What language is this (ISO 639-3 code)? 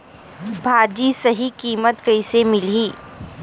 hne